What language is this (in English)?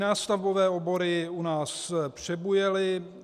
Czech